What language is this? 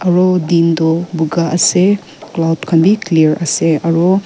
Naga Pidgin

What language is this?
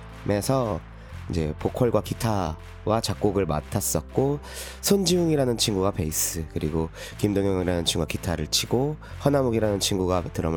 Korean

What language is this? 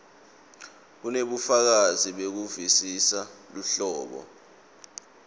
Swati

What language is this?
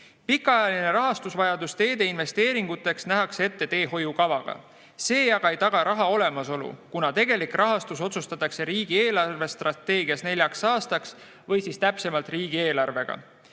Estonian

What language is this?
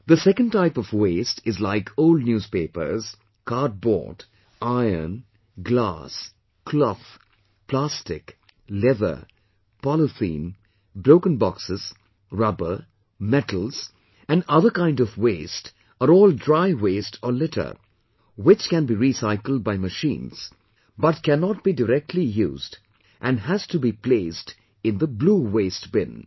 English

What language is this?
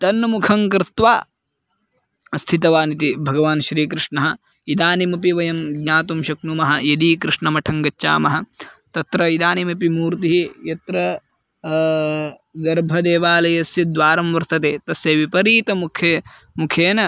Sanskrit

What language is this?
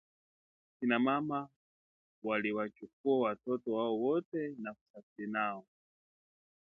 Swahili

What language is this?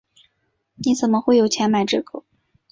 Chinese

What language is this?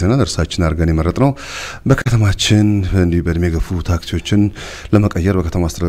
Arabic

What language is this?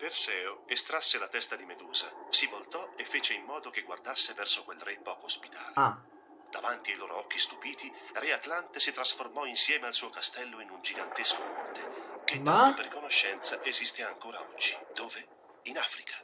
Italian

